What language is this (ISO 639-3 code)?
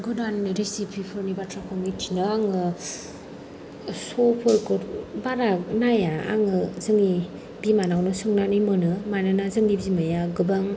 brx